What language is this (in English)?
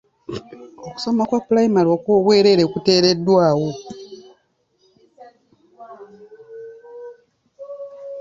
Ganda